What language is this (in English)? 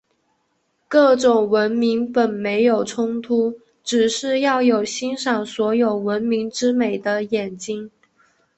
Chinese